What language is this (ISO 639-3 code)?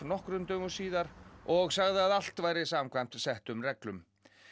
isl